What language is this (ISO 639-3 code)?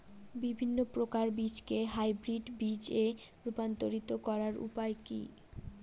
ben